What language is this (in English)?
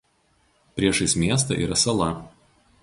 Lithuanian